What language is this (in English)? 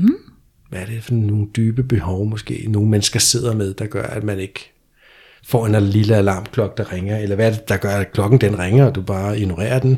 Danish